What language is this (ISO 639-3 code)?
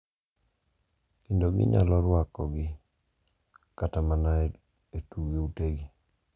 luo